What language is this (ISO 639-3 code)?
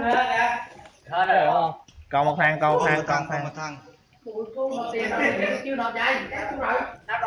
vie